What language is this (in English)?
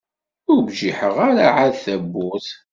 Kabyle